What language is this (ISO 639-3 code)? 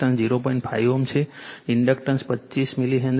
guj